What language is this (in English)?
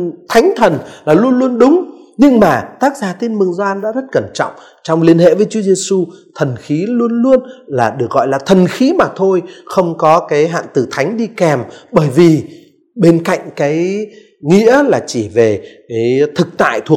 Vietnamese